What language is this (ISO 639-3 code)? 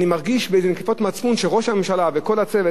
heb